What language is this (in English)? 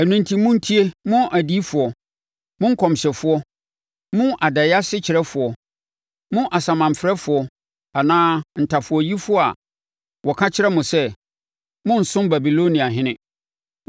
Akan